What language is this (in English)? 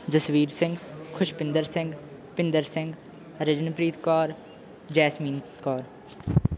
Punjabi